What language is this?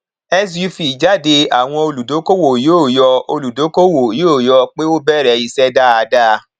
Yoruba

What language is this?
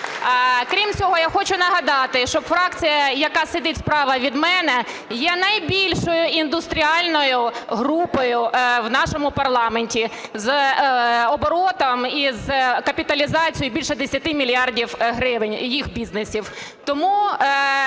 Ukrainian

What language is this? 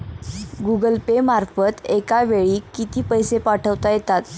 Marathi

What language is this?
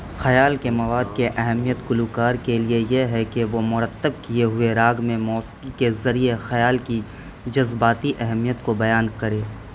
Urdu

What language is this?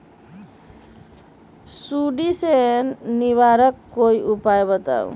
Magahi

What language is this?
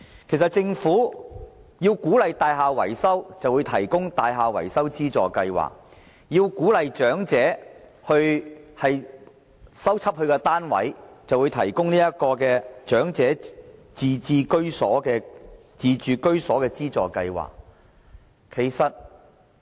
Cantonese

